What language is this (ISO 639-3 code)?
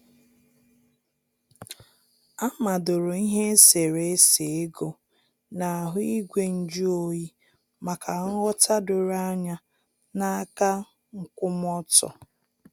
ibo